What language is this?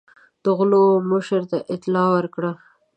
Pashto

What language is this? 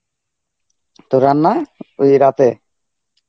Bangla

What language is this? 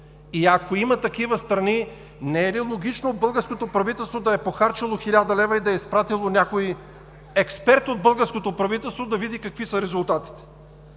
Bulgarian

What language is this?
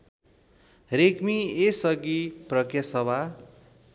Nepali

